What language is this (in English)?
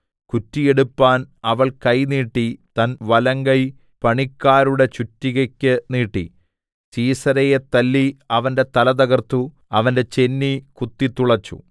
Malayalam